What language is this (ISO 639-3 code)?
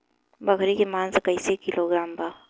bho